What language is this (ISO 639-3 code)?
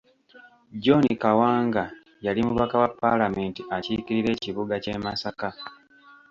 lug